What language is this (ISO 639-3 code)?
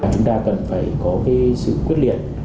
vie